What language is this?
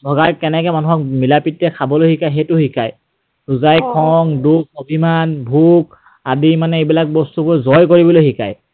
Assamese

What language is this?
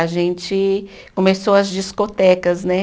Portuguese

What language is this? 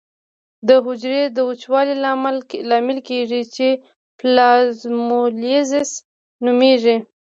Pashto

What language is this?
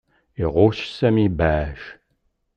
Kabyle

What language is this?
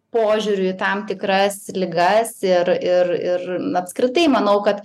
Lithuanian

